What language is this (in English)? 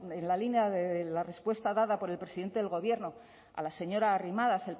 Spanish